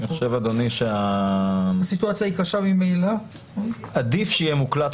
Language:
Hebrew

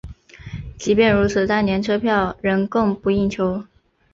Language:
Chinese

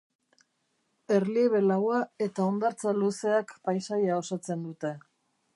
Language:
Basque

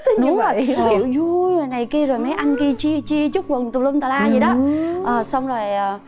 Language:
Vietnamese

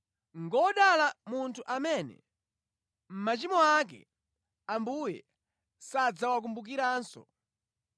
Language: Nyanja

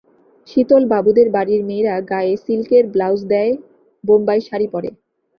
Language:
Bangla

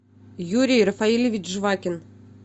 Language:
Russian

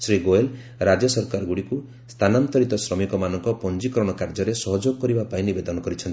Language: Odia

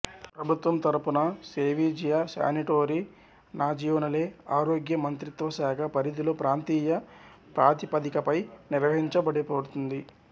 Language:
Telugu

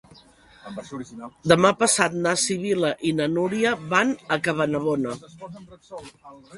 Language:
Catalan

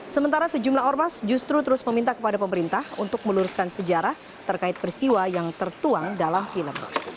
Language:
Indonesian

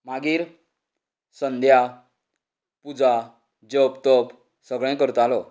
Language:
Konkani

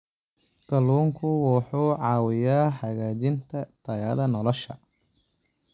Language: Somali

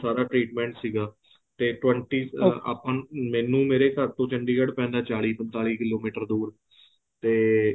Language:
Punjabi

